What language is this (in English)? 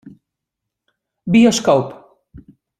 Western Frisian